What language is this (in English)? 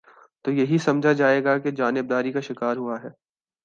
Urdu